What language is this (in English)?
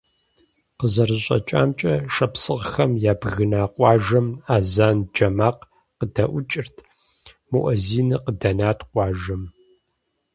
Kabardian